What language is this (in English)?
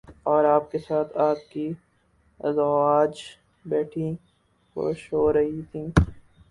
Urdu